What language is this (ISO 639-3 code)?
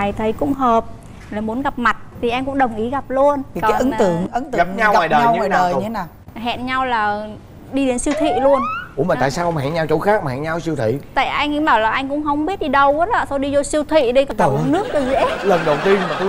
vie